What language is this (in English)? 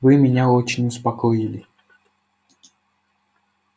Russian